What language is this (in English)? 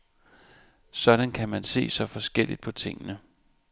Danish